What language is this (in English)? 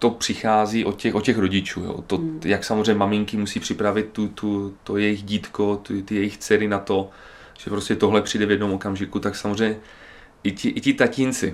Czech